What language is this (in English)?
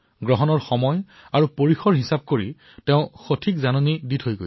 Assamese